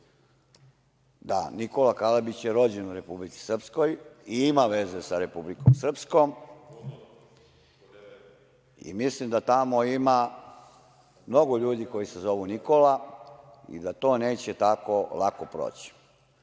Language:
Serbian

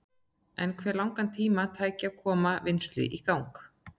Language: Icelandic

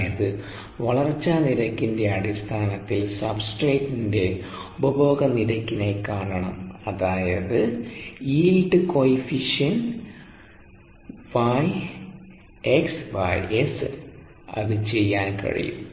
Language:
Malayalam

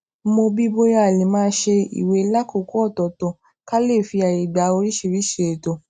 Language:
Yoruba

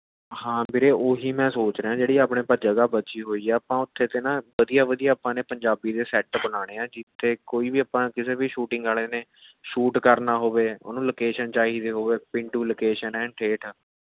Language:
Punjabi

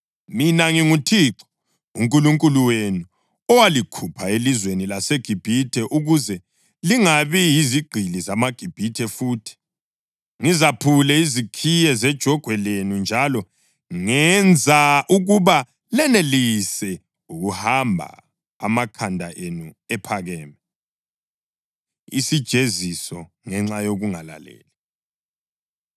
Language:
North Ndebele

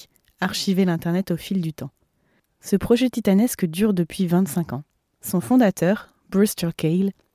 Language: French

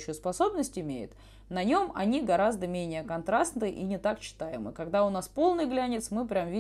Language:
Russian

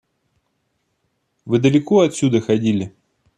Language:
Russian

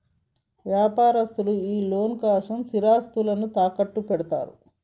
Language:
Telugu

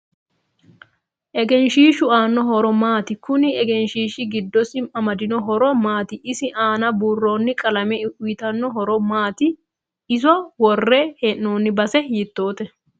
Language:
Sidamo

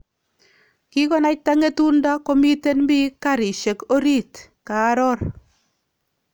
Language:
Kalenjin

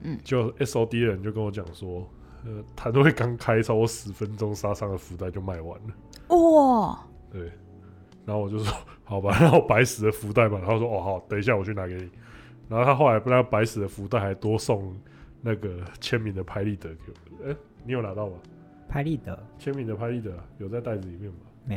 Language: Chinese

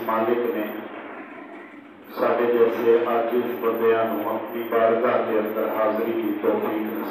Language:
Arabic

